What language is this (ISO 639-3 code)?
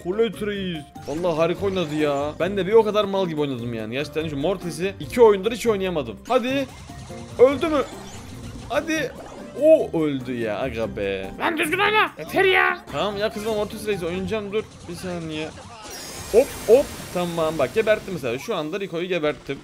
tur